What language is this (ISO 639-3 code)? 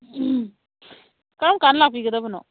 mni